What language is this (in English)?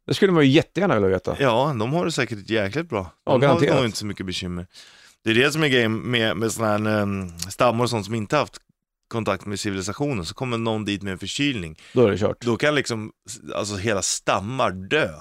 Swedish